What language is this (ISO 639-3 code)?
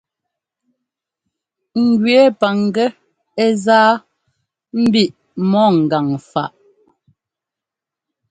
jgo